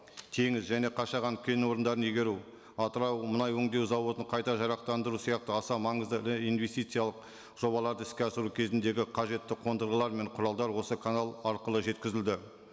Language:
Kazakh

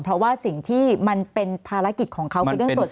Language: Thai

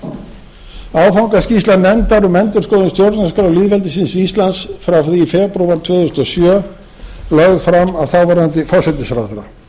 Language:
Icelandic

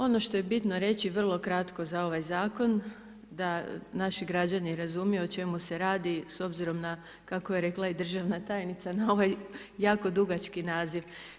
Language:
Croatian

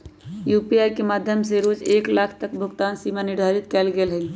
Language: Magahi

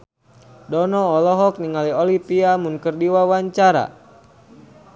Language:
Sundanese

